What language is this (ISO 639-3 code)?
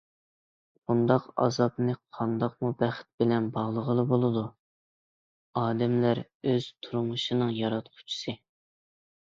uig